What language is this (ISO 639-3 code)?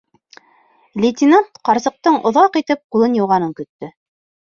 bak